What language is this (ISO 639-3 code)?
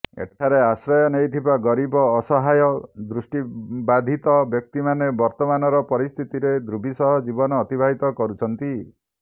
ori